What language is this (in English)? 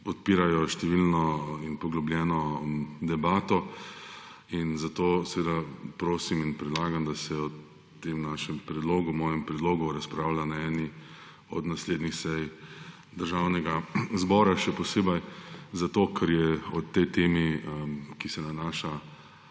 Slovenian